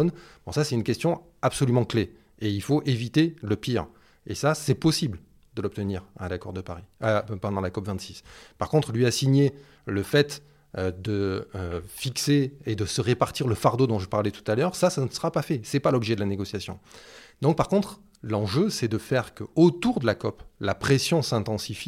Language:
French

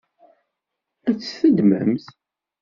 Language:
Kabyle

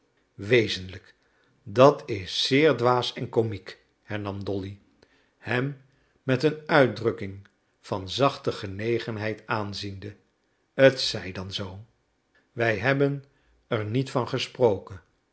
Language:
Dutch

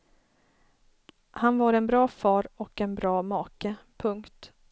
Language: Swedish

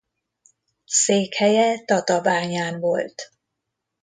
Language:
Hungarian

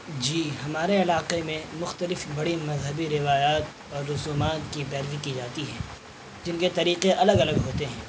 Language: Urdu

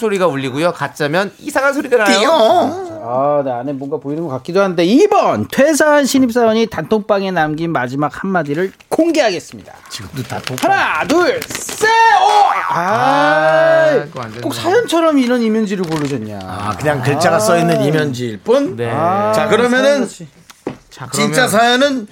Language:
Korean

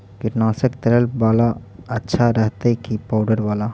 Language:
Magahi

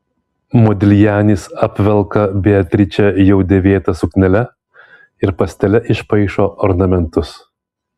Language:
Lithuanian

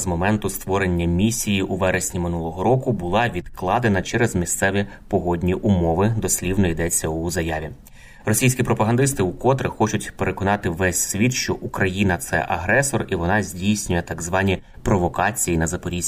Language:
Ukrainian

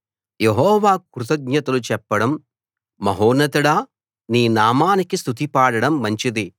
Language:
Telugu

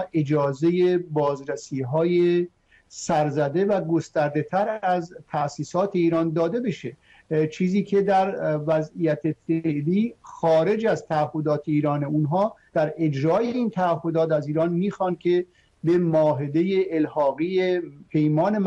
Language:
Persian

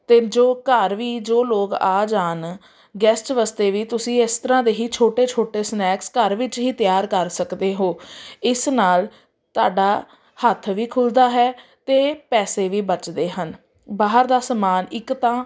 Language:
Punjabi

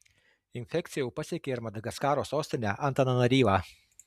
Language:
Lithuanian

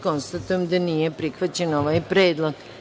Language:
Serbian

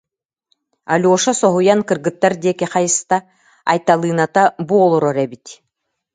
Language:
Yakut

